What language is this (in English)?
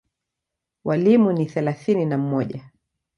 Swahili